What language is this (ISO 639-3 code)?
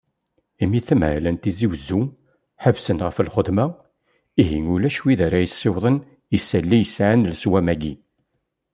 kab